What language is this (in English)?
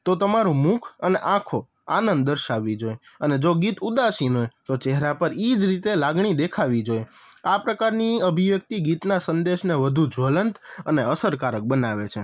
Gujarati